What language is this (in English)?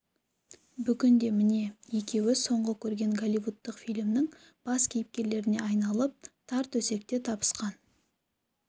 Kazakh